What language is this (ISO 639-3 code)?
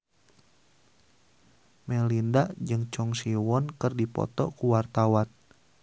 sun